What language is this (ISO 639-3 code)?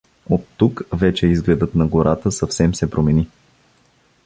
bul